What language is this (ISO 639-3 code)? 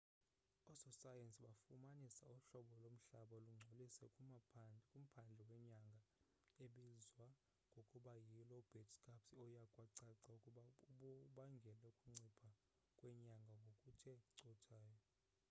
xho